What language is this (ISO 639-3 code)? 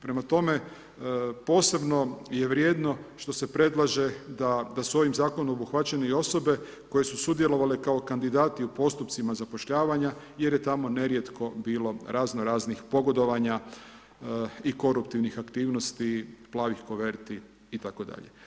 hrv